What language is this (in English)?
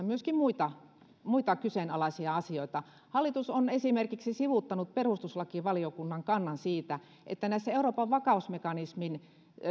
Finnish